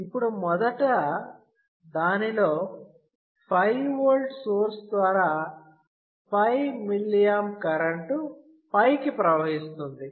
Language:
Telugu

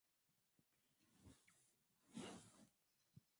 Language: Swahili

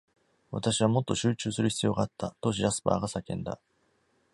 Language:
Japanese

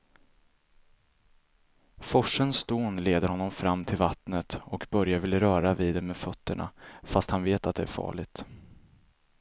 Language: Swedish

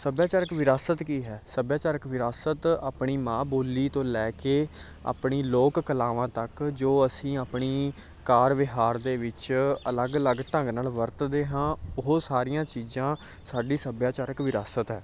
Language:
Punjabi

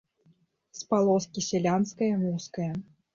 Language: Belarusian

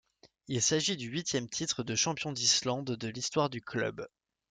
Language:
French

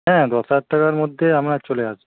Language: Bangla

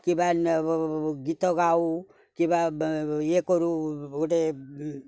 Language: Odia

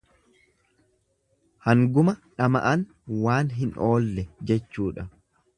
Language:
Oromo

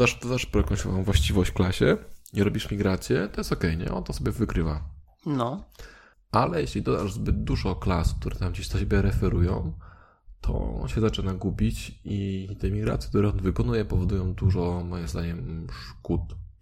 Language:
Polish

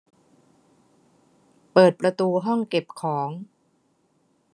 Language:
Thai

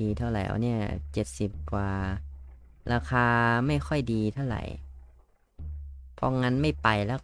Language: Thai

